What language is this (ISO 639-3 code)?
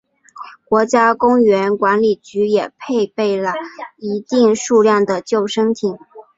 zho